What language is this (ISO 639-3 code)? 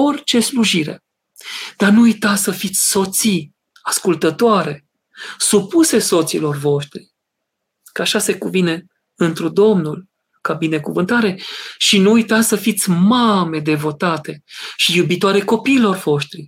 ron